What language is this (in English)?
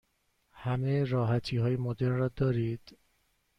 Persian